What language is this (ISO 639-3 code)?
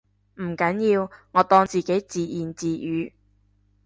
yue